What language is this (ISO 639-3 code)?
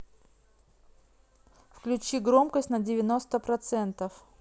rus